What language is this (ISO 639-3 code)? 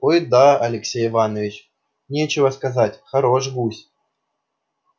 rus